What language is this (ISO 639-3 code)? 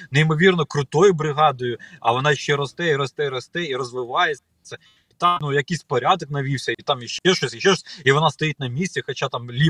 ukr